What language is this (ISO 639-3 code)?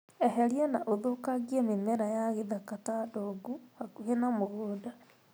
kik